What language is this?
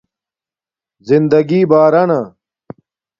Domaaki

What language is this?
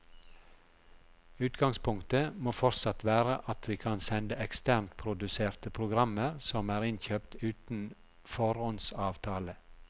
Norwegian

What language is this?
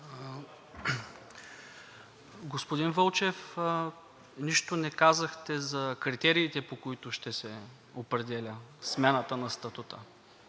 Bulgarian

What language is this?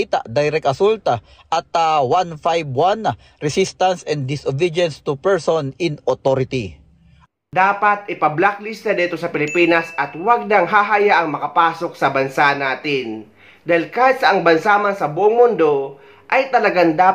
Filipino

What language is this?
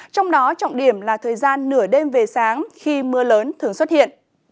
Vietnamese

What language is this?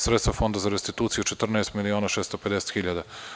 Serbian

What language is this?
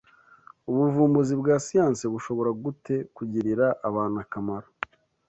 Kinyarwanda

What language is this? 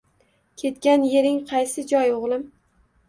Uzbek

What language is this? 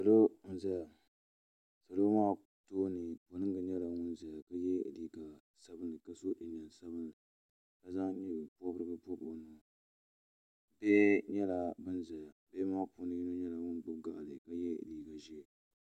Dagbani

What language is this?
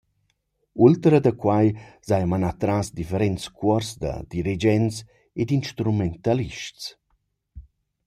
Romansh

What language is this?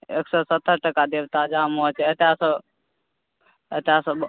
Maithili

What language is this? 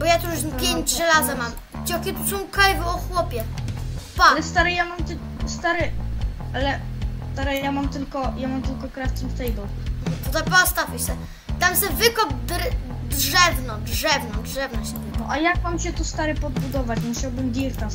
Polish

